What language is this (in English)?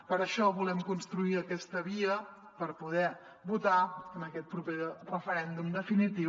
Catalan